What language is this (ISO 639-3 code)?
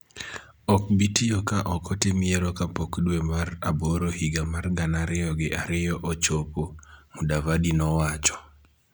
luo